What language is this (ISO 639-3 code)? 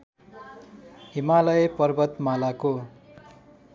nep